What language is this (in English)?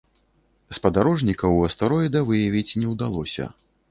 Belarusian